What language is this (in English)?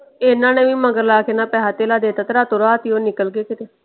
Punjabi